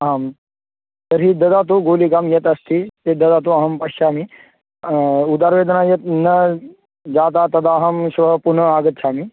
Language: Sanskrit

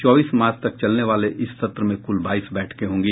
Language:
Hindi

